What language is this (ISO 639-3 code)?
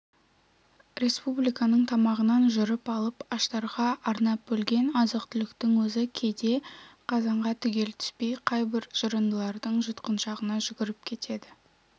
kaz